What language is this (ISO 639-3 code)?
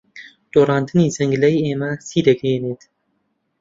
ckb